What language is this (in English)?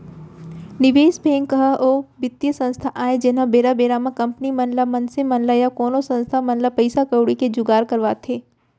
Chhattisgarhi